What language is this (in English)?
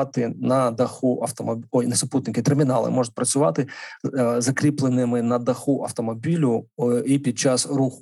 Ukrainian